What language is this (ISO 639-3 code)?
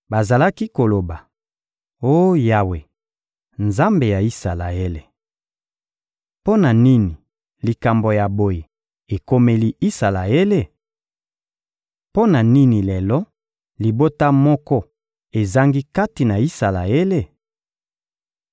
lin